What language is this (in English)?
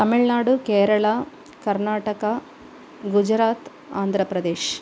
Sanskrit